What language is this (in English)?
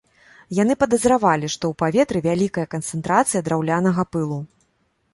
Belarusian